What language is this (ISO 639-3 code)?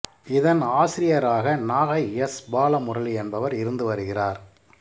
tam